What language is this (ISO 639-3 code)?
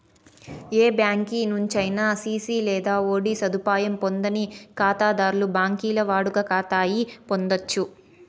tel